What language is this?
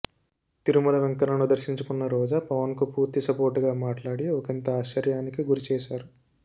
Telugu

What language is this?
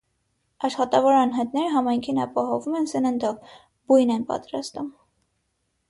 Armenian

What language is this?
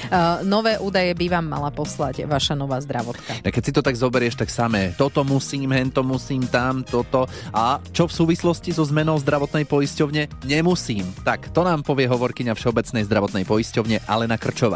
Slovak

